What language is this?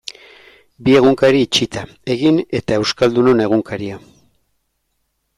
Basque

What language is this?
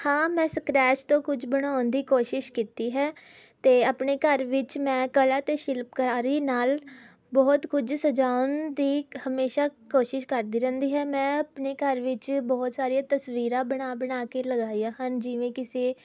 Punjabi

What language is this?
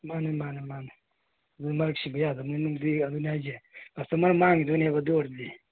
Manipuri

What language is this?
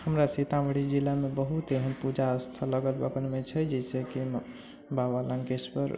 Maithili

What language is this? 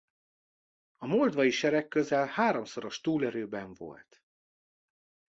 Hungarian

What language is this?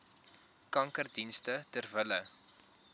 Afrikaans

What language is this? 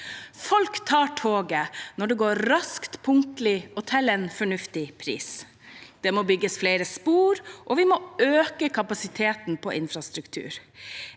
Norwegian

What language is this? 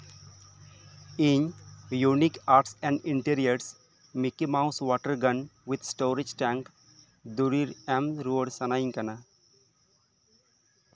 Santali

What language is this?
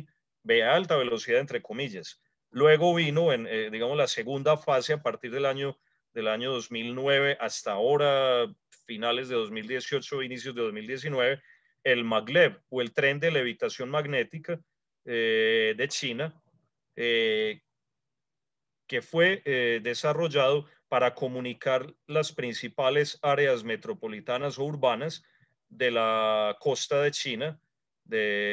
Spanish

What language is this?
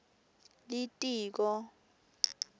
Swati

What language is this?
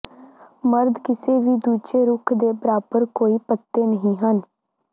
Punjabi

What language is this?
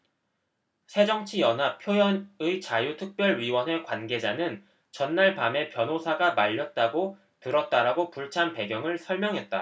Korean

